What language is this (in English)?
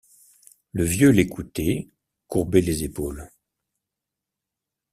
French